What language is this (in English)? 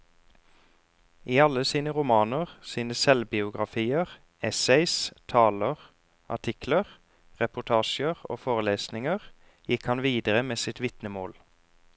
Norwegian